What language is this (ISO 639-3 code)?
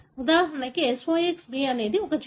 tel